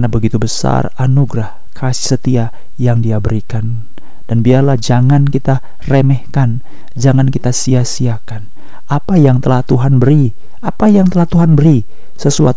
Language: Indonesian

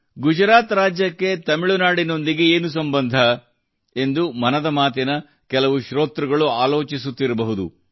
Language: Kannada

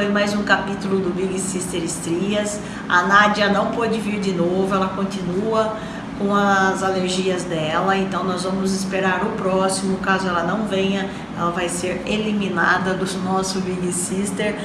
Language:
Portuguese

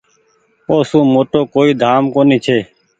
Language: Goaria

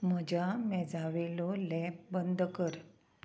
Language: Konkani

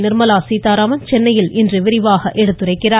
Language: Tamil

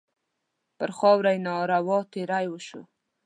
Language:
Pashto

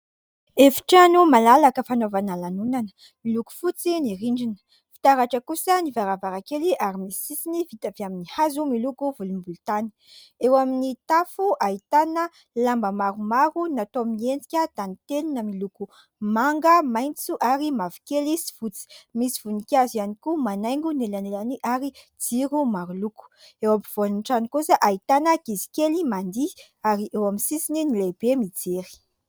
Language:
Malagasy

